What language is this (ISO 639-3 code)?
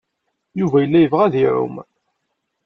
kab